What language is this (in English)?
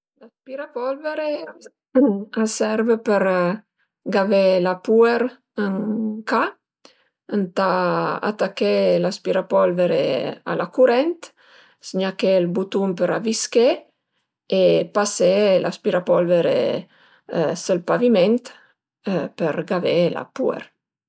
Piedmontese